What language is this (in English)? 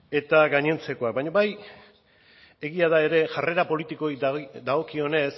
Basque